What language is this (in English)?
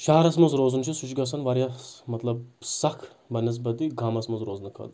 Kashmiri